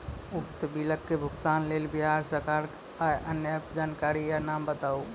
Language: Maithili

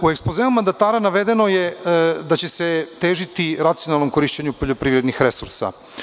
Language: Serbian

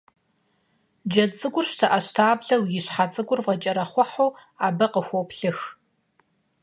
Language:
Kabardian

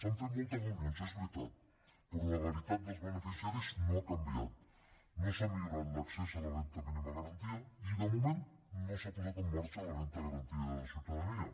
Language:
Catalan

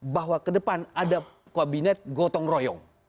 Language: Indonesian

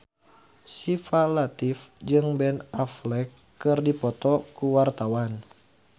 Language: Sundanese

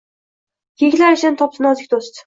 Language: Uzbek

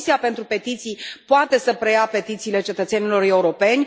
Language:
Romanian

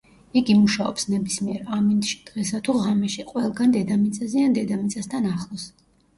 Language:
Georgian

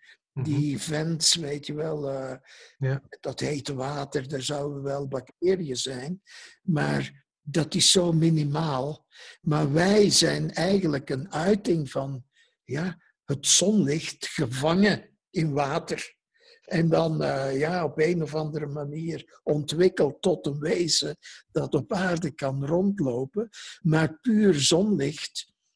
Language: Dutch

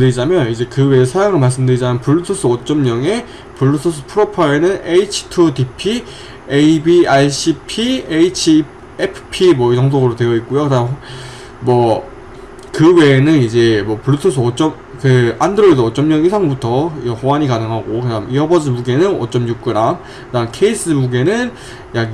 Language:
Korean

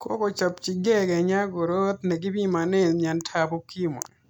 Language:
Kalenjin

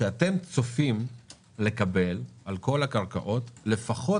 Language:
Hebrew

